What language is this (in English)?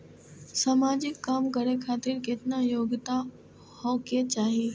Maithili